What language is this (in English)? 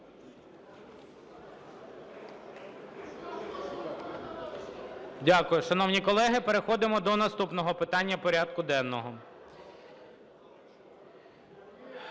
Ukrainian